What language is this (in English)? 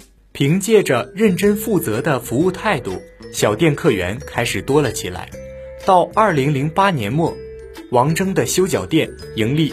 Chinese